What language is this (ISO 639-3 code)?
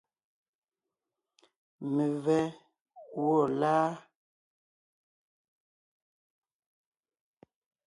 nnh